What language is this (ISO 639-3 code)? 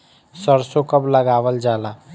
bho